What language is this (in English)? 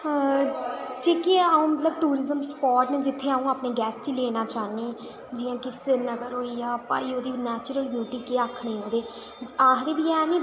Dogri